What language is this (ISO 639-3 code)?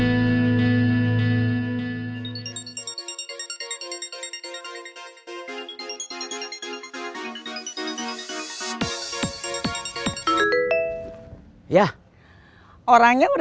ind